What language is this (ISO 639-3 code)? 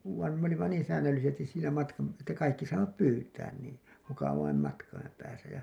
fin